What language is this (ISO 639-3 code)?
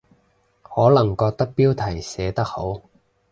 yue